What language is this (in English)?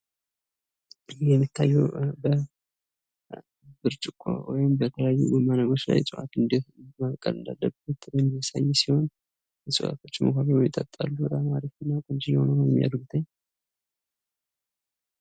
Amharic